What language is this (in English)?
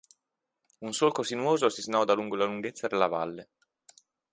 Italian